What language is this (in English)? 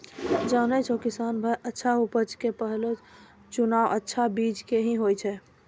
Maithili